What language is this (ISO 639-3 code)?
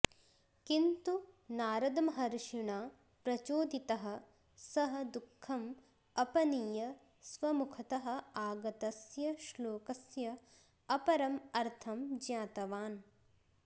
san